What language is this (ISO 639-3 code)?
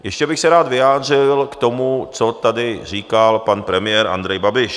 ces